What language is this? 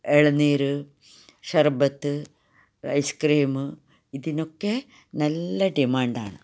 Malayalam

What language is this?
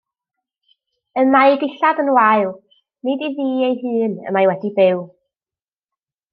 Welsh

